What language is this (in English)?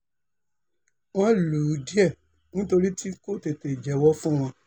Yoruba